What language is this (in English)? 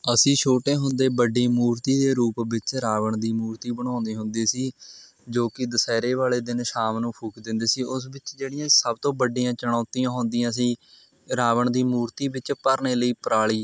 Punjabi